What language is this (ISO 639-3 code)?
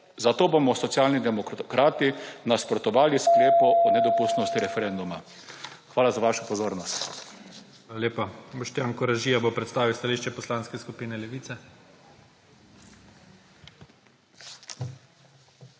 slv